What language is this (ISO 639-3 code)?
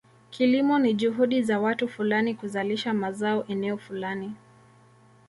swa